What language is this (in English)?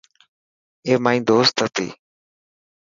Dhatki